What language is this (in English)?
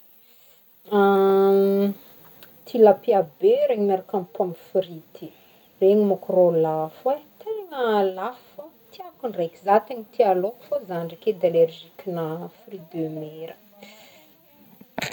Northern Betsimisaraka Malagasy